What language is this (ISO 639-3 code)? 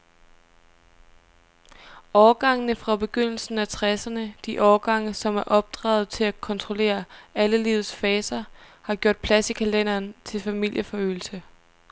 dan